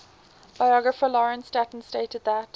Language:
English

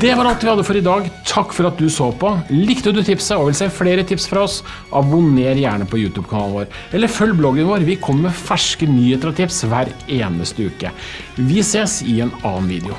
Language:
Norwegian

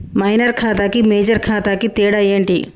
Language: Telugu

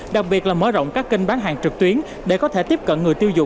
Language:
Vietnamese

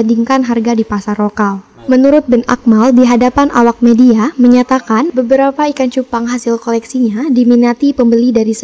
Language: Indonesian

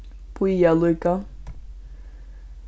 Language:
Faroese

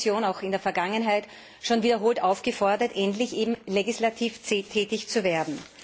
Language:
German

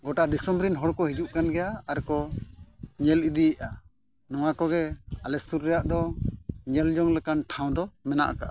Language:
Santali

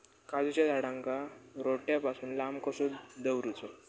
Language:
Marathi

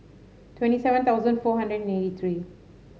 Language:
English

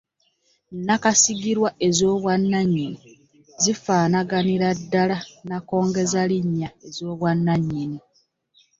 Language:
Ganda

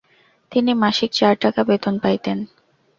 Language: Bangla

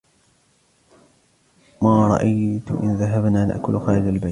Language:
Arabic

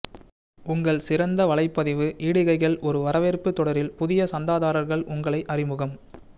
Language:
Tamil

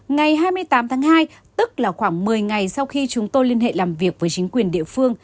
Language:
Vietnamese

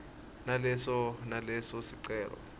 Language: Swati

